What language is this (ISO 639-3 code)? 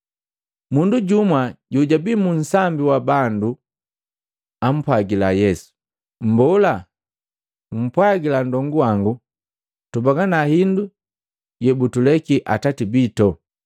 mgv